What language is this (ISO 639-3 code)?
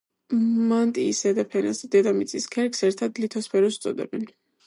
kat